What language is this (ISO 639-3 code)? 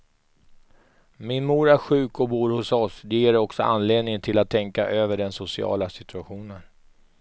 swe